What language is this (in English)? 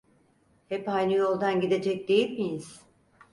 Turkish